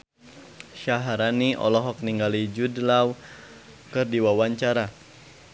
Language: Sundanese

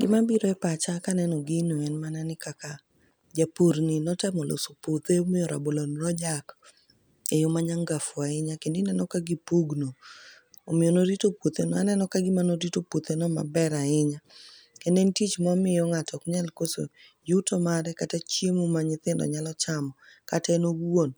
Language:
Luo (Kenya and Tanzania)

